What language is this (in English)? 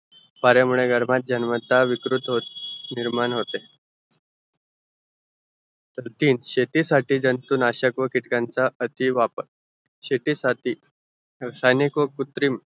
Marathi